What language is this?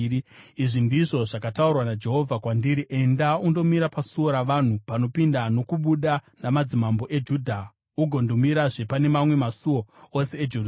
Shona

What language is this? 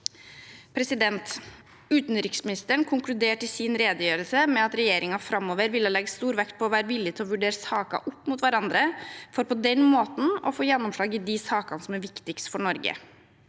Norwegian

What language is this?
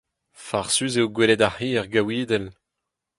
Breton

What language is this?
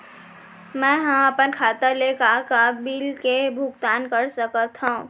Chhattisgarhi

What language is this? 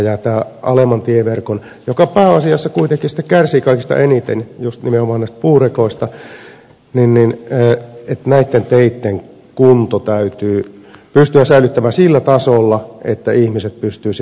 Finnish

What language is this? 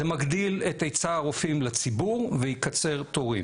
Hebrew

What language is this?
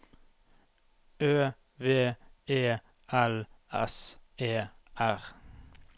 Norwegian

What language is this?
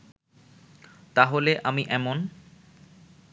Bangla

